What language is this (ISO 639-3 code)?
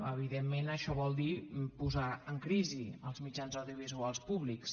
cat